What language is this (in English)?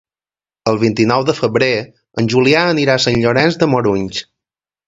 Catalan